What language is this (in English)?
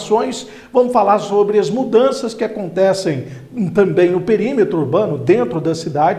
Portuguese